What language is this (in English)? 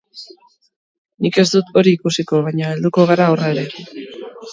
Basque